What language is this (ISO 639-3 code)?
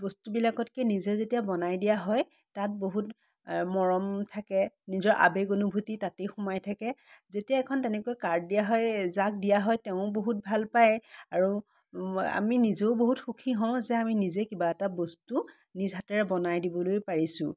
asm